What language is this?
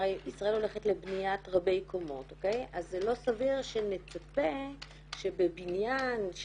Hebrew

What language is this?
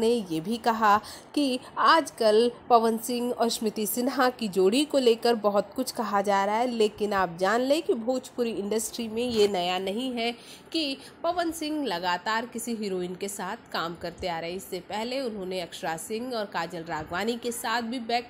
Hindi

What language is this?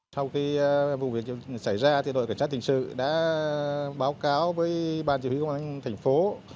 Vietnamese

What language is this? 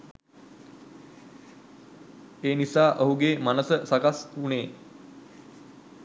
Sinhala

